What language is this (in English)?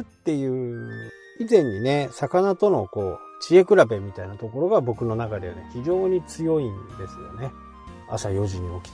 Japanese